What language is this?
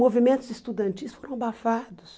Portuguese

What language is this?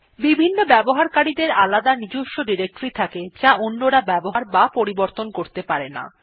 Bangla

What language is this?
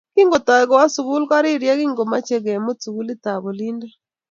Kalenjin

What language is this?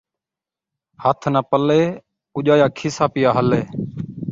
Saraiki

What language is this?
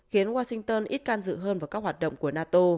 Vietnamese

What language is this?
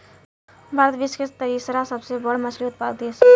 Bhojpuri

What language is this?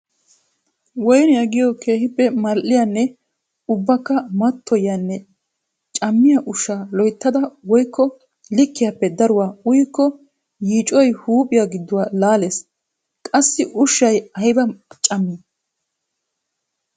Wolaytta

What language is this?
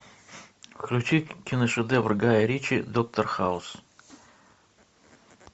Russian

